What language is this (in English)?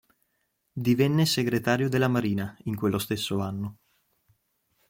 Italian